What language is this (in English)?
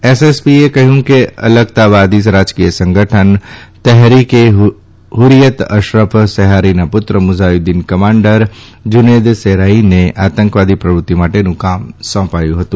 Gujarati